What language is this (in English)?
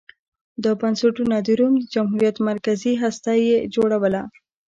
Pashto